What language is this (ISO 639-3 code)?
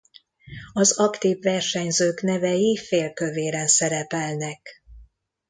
hun